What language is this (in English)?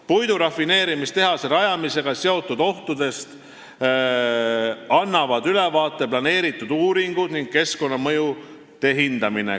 Estonian